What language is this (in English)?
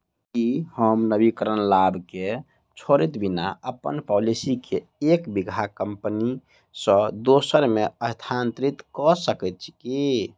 Maithili